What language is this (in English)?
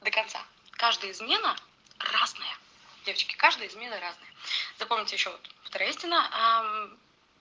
Russian